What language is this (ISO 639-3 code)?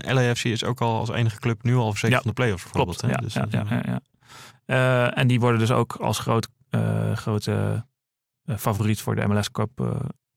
nld